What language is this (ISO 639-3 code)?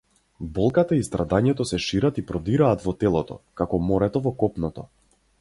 mkd